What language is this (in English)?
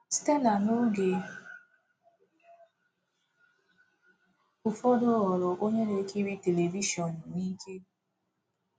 Igbo